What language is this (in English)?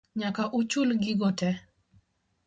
Luo (Kenya and Tanzania)